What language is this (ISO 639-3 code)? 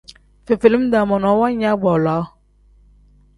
kdh